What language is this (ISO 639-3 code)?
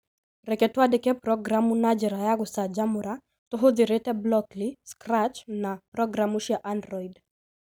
kik